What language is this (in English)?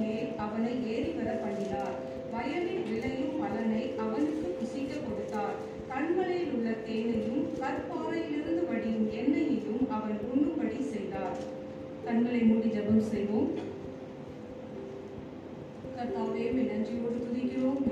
Tamil